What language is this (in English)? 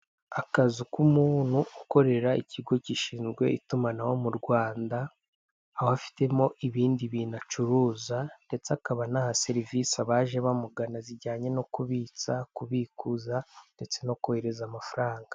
Kinyarwanda